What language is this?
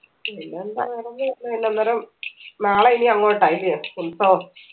Malayalam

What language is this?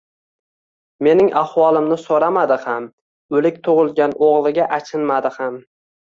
Uzbek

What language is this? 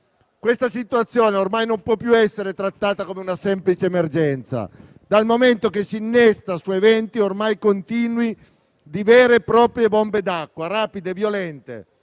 Italian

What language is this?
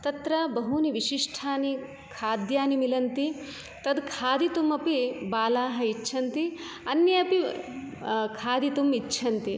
Sanskrit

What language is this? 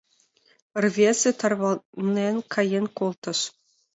Mari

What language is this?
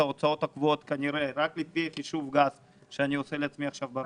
Hebrew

